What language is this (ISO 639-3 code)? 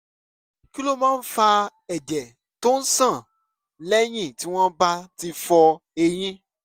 yor